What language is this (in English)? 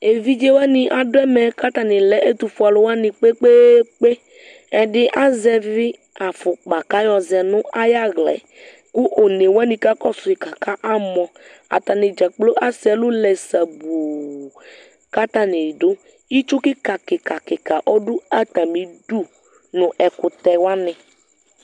Ikposo